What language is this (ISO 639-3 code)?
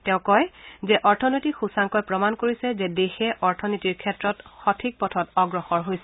asm